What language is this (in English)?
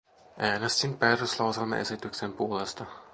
Finnish